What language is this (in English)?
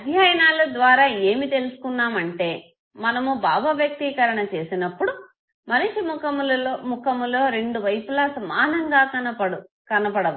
Telugu